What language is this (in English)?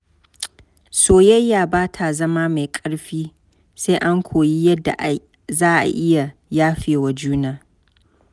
Hausa